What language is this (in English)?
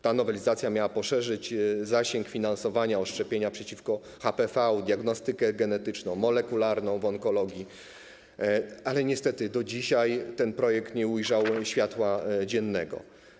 Polish